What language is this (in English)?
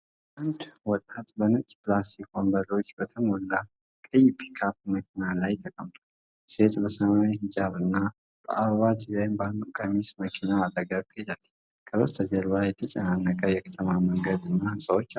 Amharic